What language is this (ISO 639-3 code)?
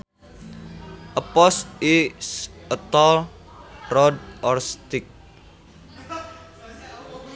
sun